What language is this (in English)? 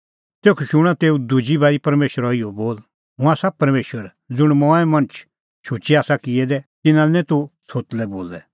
Kullu Pahari